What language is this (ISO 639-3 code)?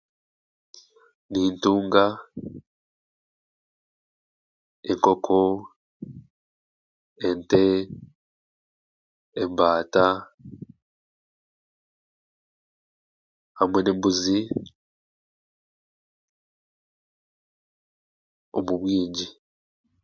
cgg